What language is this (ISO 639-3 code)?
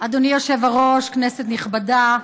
heb